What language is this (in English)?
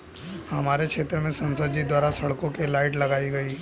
Hindi